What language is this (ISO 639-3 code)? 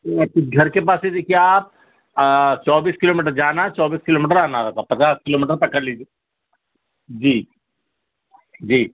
urd